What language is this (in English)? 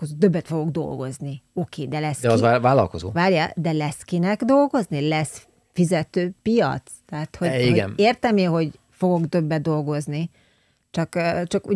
Hungarian